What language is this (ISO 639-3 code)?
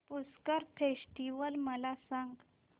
mar